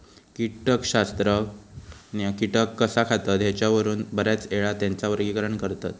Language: Marathi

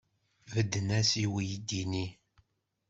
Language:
Kabyle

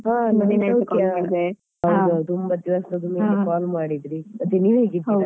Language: Kannada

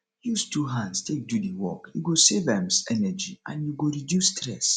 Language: Nigerian Pidgin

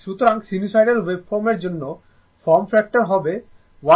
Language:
Bangla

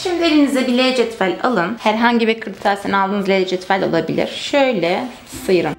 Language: Turkish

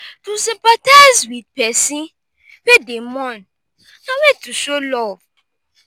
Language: Nigerian Pidgin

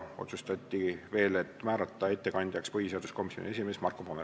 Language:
Estonian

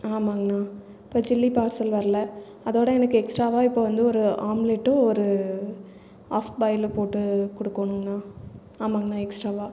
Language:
Tamil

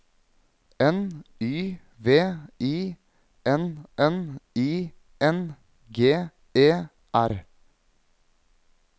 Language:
Norwegian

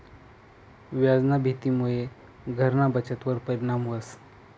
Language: Marathi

